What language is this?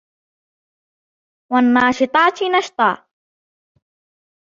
Arabic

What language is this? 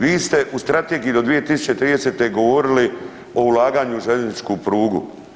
Croatian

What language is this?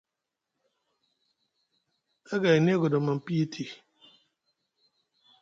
Musgu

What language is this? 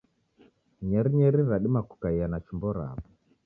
Taita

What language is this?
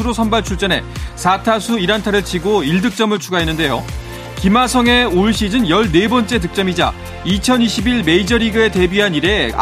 Korean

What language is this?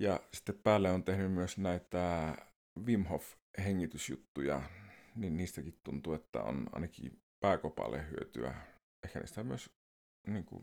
Finnish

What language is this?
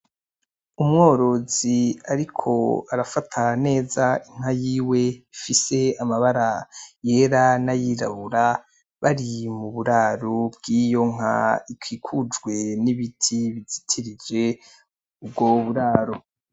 Rundi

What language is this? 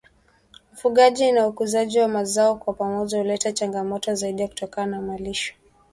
Swahili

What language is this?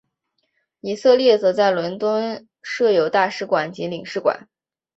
Chinese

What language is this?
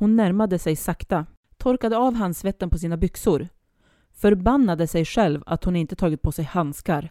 Swedish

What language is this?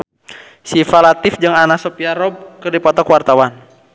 Sundanese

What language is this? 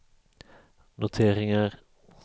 Swedish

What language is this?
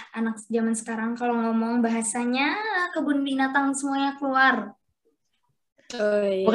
Indonesian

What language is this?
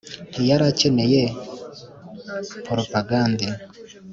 Kinyarwanda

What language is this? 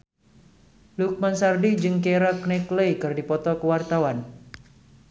Sundanese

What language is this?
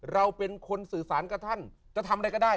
Thai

